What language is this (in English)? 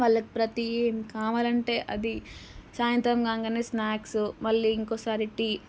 Telugu